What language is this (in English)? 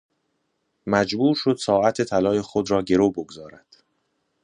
Persian